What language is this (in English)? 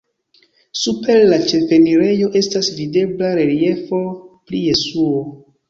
Esperanto